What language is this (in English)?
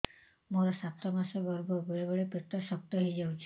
Odia